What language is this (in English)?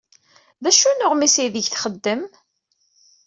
Kabyle